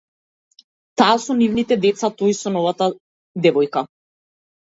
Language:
Macedonian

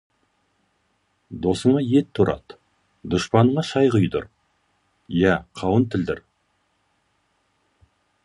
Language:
Kazakh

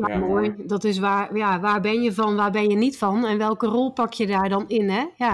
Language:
Dutch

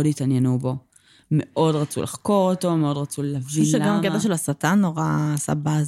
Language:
Hebrew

